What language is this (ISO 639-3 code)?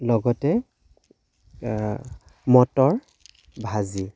asm